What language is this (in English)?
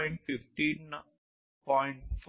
Telugu